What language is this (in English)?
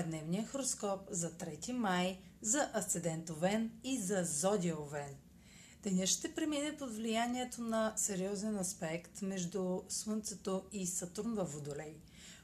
Bulgarian